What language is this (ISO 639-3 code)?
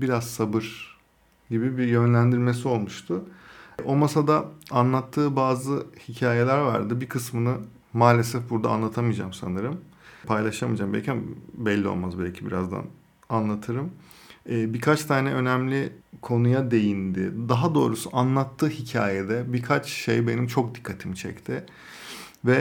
tur